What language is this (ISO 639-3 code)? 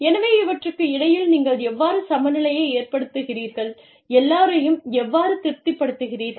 tam